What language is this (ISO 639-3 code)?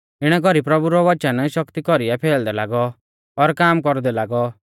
bfz